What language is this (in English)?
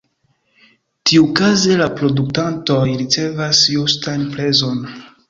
Esperanto